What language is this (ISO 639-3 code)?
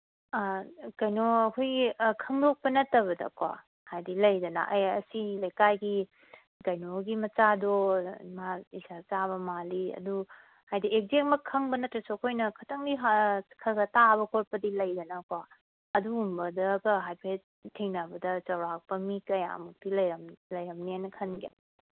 mni